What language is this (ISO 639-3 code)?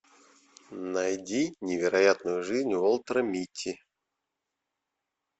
rus